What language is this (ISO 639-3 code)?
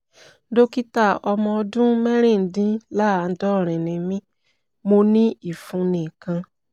yor